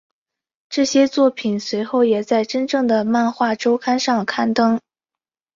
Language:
Chinese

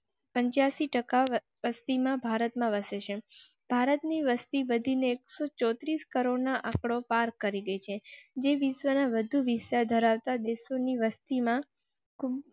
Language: Gujarati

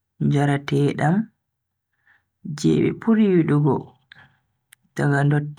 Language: Bagirmi Fulfulde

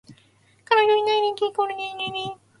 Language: Japanese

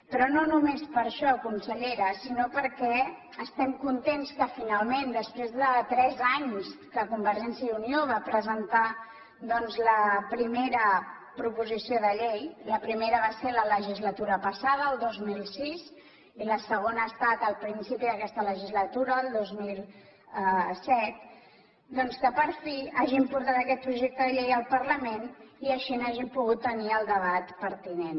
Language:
Catalan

